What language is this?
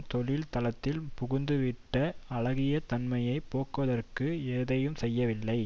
Tamil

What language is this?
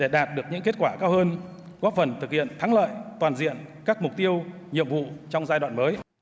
Vietnamese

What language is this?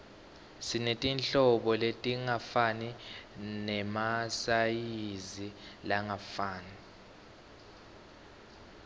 Swati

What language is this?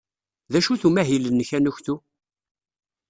Kabyle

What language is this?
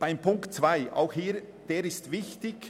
Swiss German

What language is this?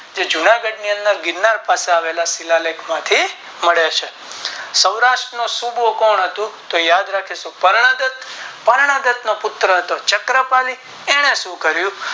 Gujarati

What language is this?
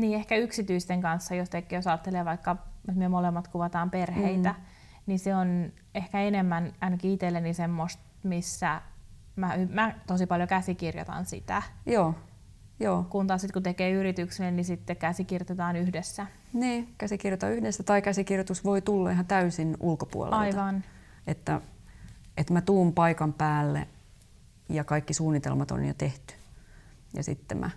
Finnish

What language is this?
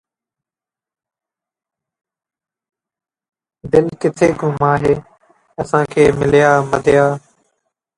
Sindhi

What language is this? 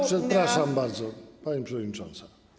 Polish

